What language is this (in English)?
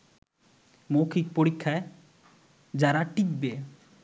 Bangla